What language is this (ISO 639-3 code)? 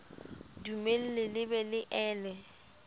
sot